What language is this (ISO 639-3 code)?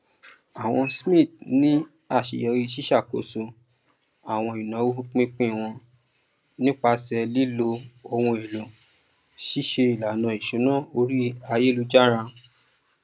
yor